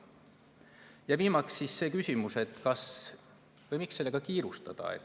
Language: Estonian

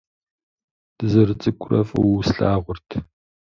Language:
Kabardian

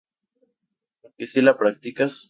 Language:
Spanish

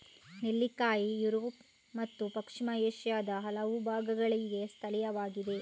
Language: Kannada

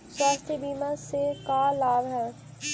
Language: Magahi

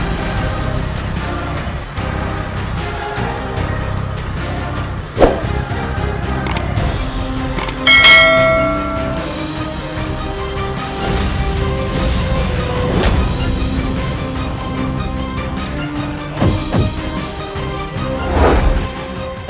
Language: Indonesian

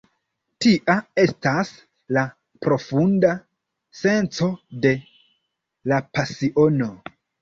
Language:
Esperanto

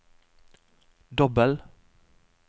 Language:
Norwegian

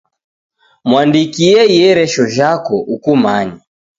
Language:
Taita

